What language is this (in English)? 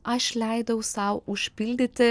Lithuanian